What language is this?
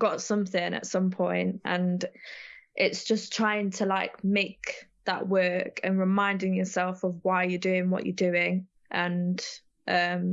English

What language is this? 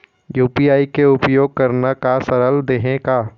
Chhattisgarhi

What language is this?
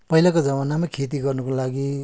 Nepali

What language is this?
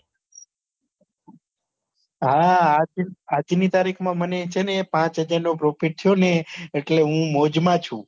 Gujarati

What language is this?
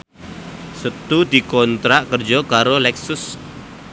Javanese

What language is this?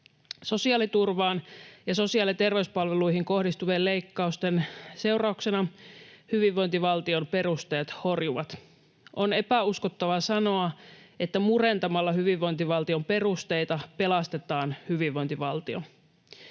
Finnish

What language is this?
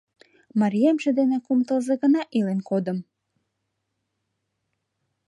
Mari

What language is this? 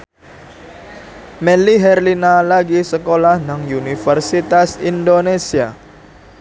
Javanese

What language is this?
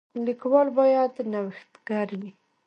Pashto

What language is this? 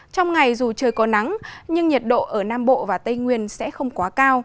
Vietnamese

